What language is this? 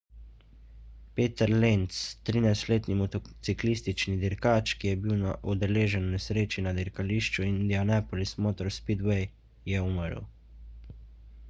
Slovenian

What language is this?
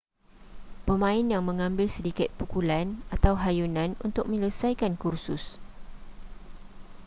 Malay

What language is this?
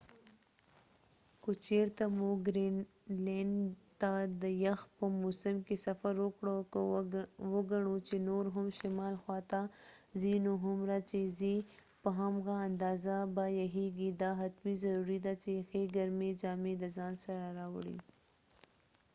Pashto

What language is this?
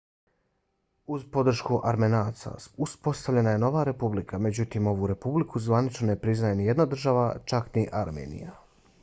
Bosnian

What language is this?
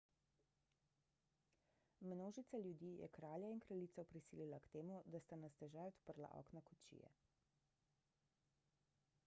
Slovenian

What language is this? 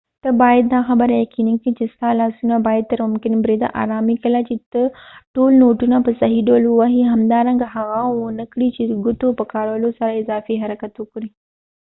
Pashto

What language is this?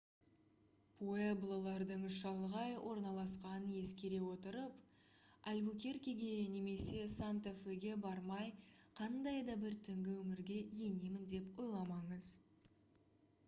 Kazakh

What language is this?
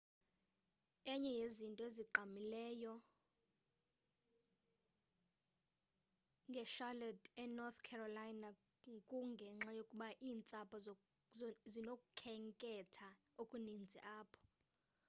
Xhosa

